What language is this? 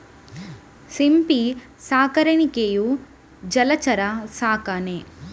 Kannada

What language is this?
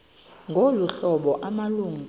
Xhosa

